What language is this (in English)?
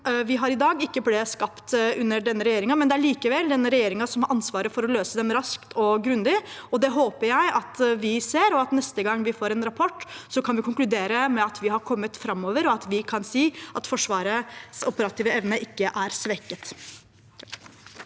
Norwegian